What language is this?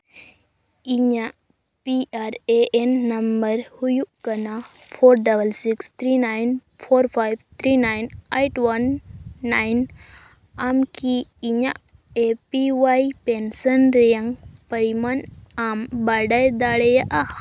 Santali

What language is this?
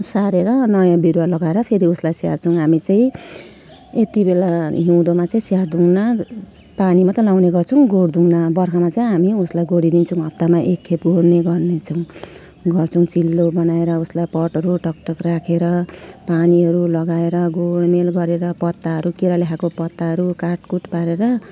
Nepali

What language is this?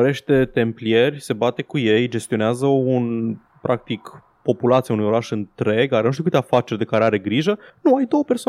Romanian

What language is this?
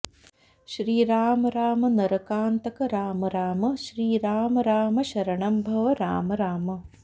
Sanskrit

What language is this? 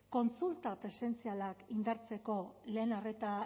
Basque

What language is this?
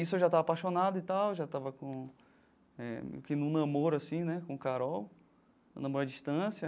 Portuguese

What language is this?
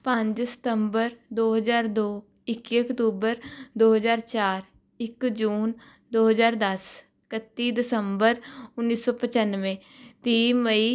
Punjabi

